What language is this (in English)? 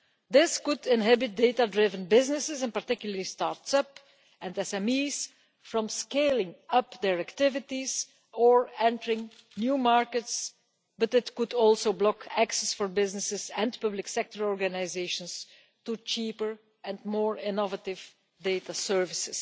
English